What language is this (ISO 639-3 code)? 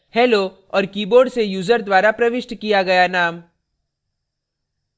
hin